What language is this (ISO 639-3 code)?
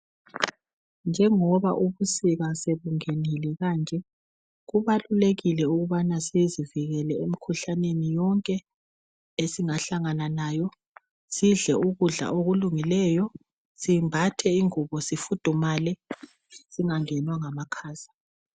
nde